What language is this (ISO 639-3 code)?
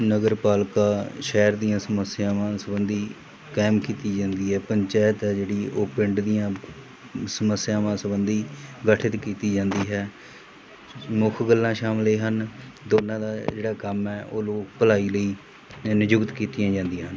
pan